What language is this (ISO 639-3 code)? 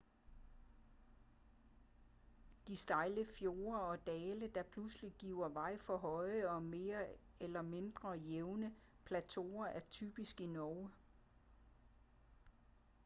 dan